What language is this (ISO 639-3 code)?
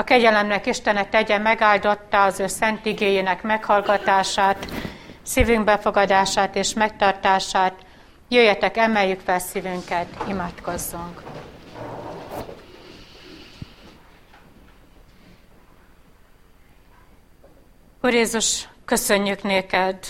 hun